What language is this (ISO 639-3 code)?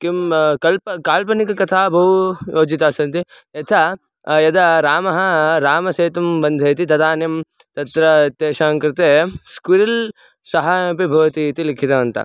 san